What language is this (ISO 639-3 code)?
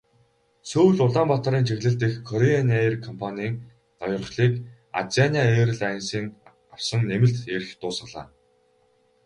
mon